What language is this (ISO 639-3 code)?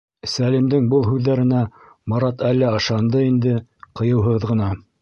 bak